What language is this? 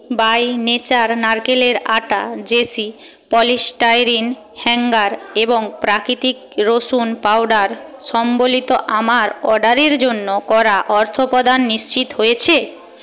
Bangla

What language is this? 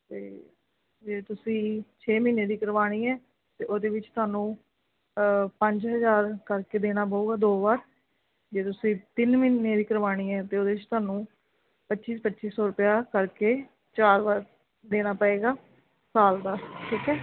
Punjabi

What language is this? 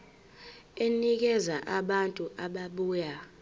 Zulu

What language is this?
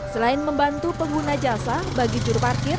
Indonesian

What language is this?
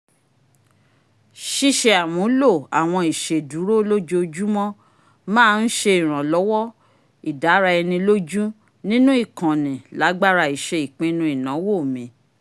Yoruba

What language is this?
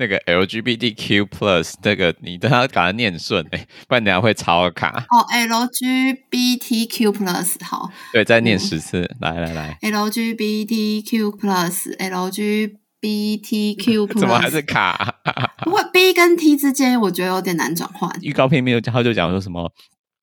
Chinese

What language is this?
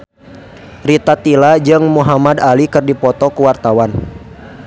Sundanese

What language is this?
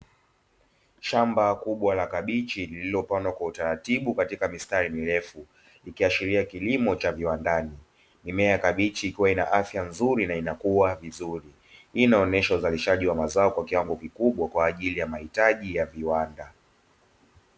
Swahili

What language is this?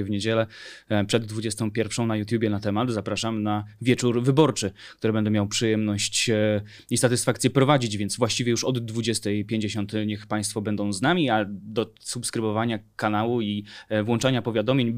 Polish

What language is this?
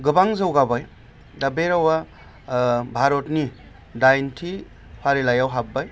Bodo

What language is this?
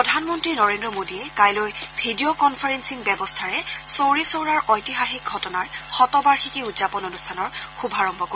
Assamese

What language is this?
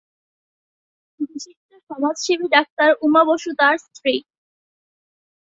Bangla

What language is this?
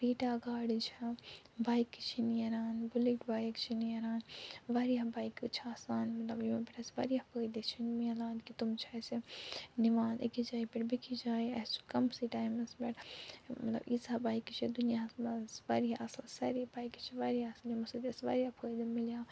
Kashmiri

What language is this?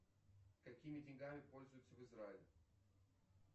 Russian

